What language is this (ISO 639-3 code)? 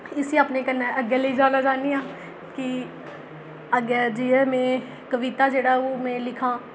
doi